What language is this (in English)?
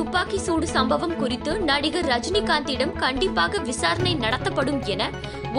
Tamil